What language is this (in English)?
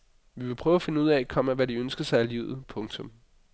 Danish